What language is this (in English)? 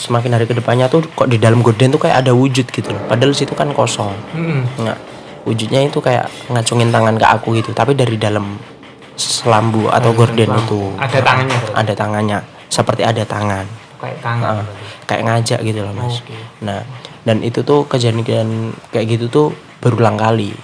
Indonesian